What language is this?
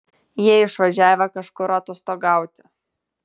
Lithuanian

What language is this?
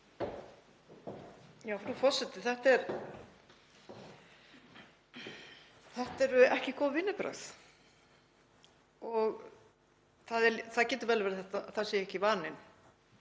Icelandic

